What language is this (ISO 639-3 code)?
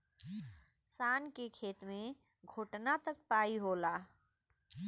bho